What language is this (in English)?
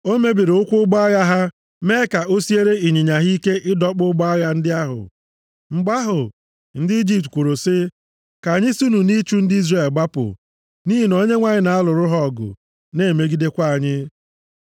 Igbo